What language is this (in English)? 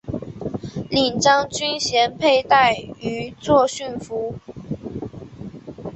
Chinese